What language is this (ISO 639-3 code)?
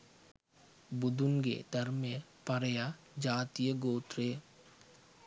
sin